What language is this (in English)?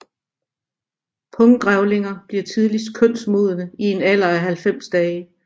Danish